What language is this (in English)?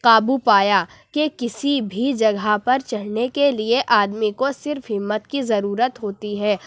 Urdu